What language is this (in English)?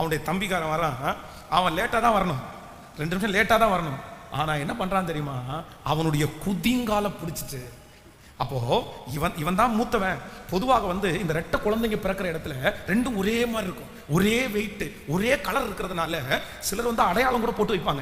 Indonesian